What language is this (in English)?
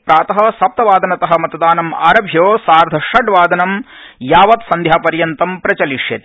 Sanskrit